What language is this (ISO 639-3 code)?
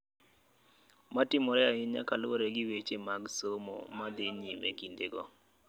luo